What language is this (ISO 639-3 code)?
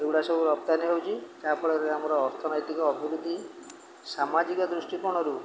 ori